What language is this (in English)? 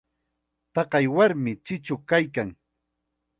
Chiquián Ancash Quechua